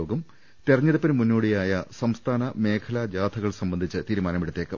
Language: Malayalam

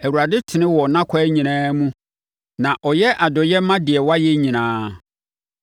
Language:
Akan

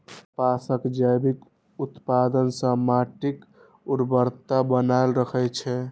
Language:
Maithili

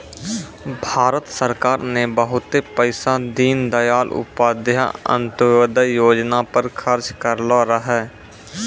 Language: Maithili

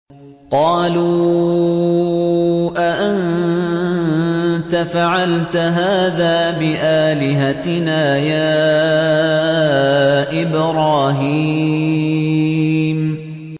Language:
Arabic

